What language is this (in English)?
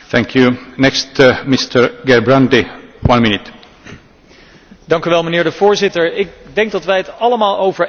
Dutch